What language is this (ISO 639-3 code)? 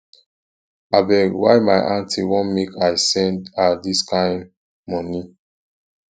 pcm